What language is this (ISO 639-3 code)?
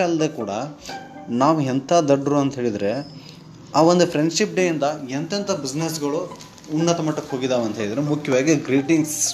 kan